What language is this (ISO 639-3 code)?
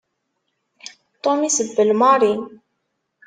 kab